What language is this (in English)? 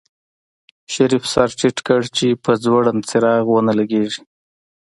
Pashto